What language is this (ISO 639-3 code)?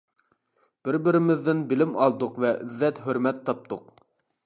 uig